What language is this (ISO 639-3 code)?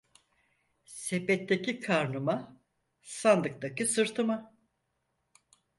tur